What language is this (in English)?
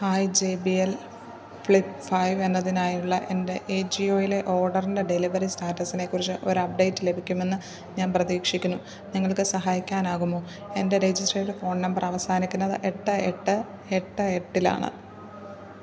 Malayalam